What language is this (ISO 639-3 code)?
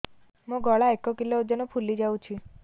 ori